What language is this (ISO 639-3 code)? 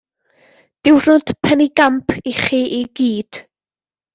cym